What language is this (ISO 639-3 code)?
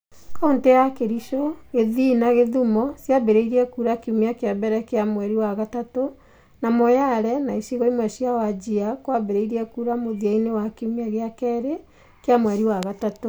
kik